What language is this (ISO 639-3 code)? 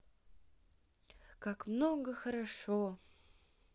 rus